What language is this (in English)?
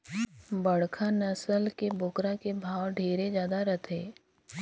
Chhattisgarhi